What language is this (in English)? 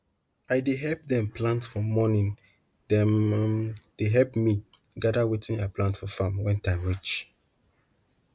Nigerian Pidgin